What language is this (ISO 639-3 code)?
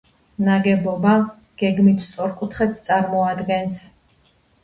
kat